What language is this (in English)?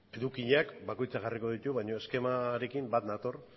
Basque